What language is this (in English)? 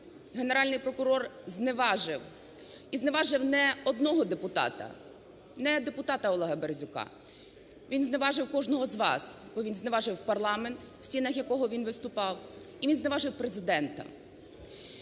Ukrainian